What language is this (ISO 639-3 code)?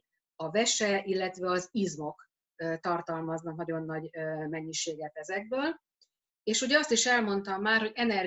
hun